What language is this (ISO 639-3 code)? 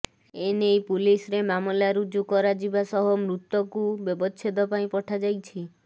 ori